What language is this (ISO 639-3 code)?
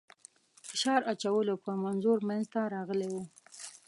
pus